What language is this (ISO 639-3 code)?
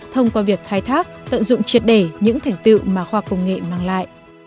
vie